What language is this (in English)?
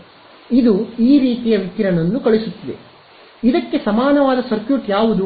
Kannada